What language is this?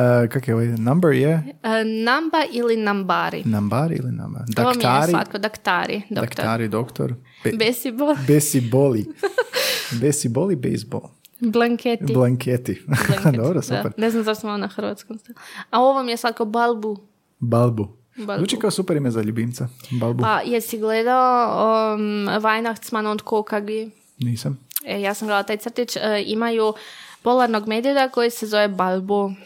Croatian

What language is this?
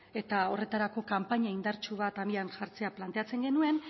Basque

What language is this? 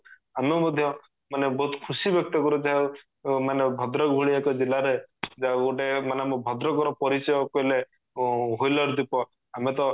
Odia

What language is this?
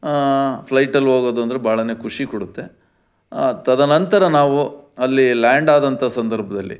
Kannada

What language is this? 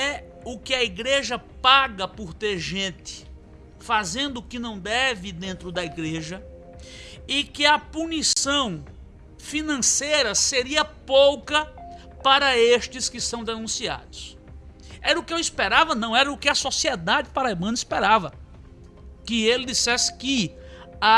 Portuguese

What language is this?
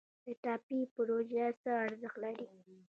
Pashto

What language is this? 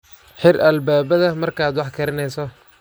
Somali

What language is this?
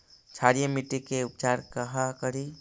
Magahi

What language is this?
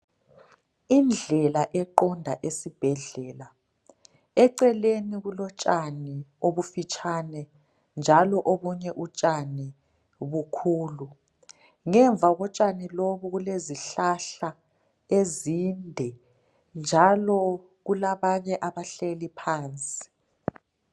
North Ndebele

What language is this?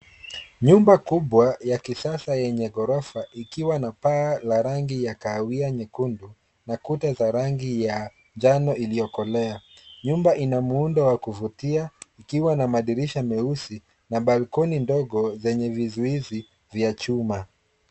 Swahili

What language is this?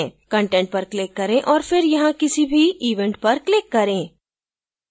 Hindi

